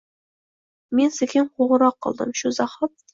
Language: Uzbek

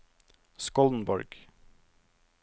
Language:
Norwegian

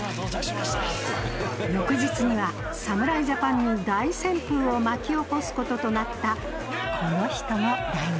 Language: Japanese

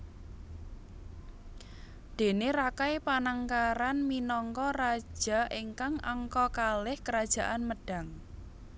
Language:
Javanese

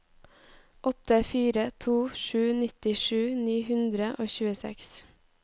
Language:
Norwegian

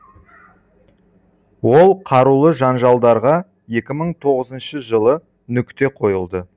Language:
Kazakh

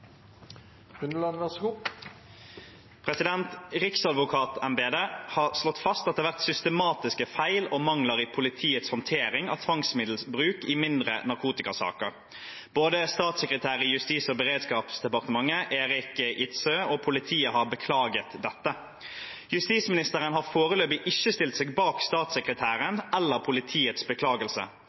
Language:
Norwegian Bokmål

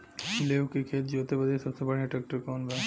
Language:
Bhojpuri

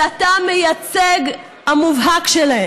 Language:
Hebrew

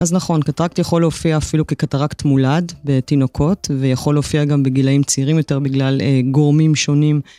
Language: Hebrew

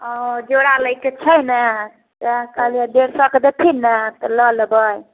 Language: Maithili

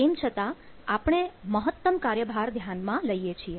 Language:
Gujarati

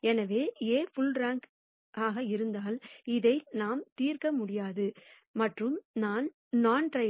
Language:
Tamil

